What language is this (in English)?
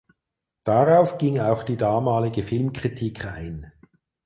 German